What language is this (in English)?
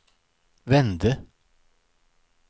Swedish